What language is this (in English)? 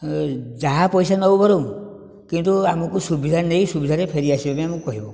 Odia